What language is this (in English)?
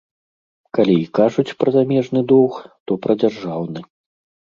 Belarusian